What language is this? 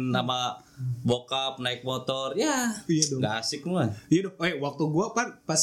Indonesian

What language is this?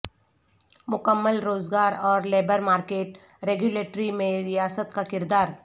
Urdu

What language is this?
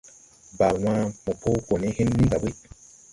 Tupuri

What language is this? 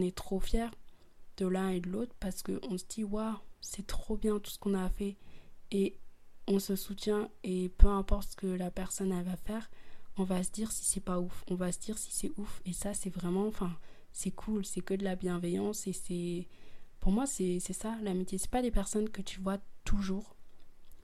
French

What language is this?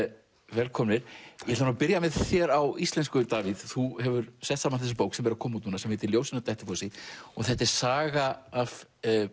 Icelandic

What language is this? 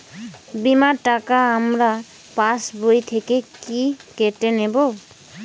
Bangla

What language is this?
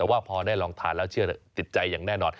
Thai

